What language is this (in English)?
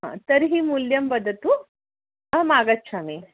Sanskrit